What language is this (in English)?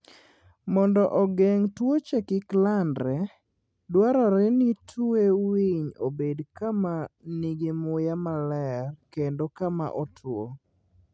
Luo (Kenya and Tanzania)